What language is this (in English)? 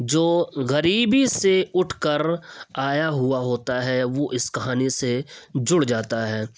Urdu